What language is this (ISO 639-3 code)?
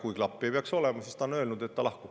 est